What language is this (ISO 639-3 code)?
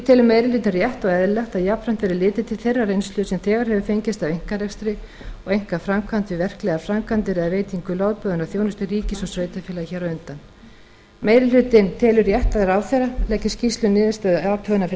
isl